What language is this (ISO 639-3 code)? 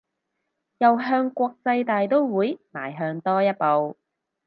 yue